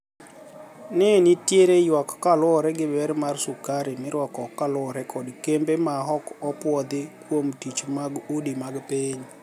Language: Luo (Kenya and Tanzania)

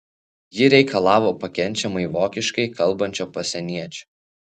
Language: Lithuanian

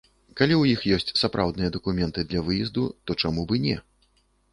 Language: Belarusian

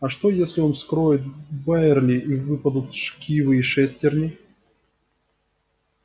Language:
Russian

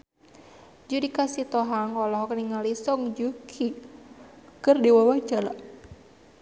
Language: Sundanese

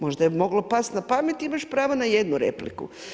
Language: Croatian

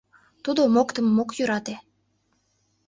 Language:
Mari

